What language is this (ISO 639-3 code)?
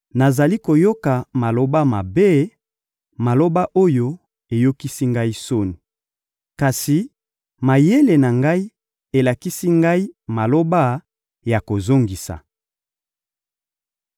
lin